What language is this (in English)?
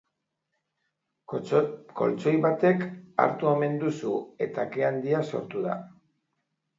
Basque